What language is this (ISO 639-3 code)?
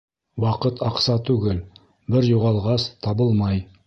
bak